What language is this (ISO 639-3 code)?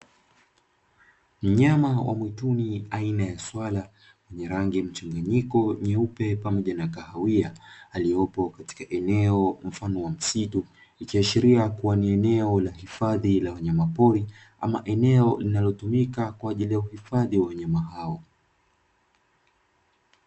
swa